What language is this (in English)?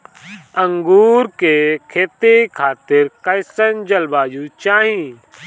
Bhojpuri